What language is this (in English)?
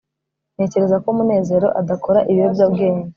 Kinyarwanda